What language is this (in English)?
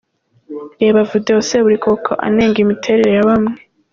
Kinyarwanda